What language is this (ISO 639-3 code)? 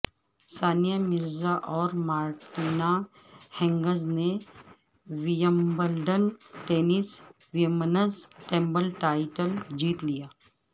urd